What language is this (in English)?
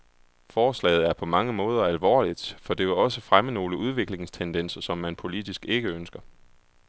Danish